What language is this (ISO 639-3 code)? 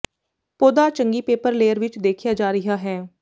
pan